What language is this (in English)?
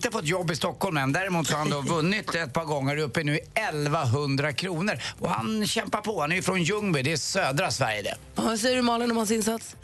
Swedish